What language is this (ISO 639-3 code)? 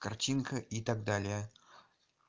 rus